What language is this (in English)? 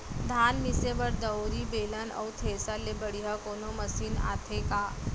Chhattisgarhi